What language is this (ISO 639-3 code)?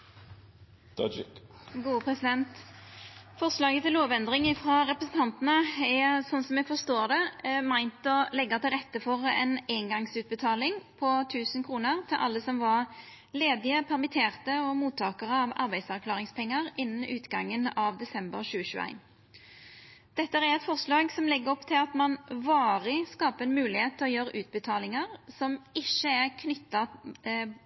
nno